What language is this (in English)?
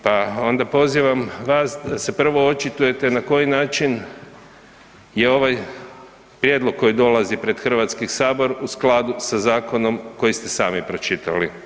Croatian